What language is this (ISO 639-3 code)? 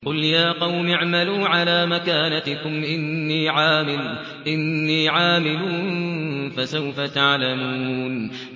ara